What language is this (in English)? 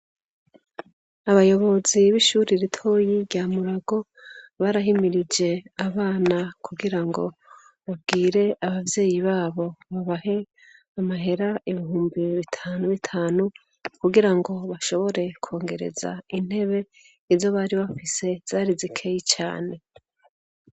Rundi